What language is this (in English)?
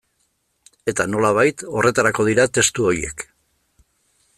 Basque